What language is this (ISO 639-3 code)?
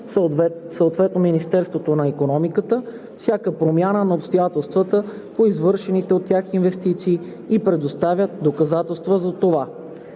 bul